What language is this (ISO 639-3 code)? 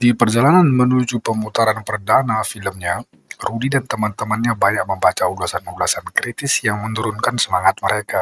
ind